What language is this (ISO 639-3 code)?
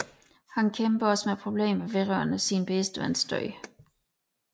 dan